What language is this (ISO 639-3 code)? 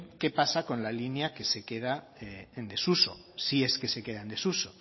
spa